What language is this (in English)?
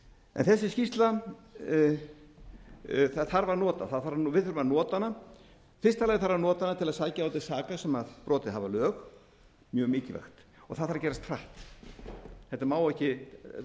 Icelandic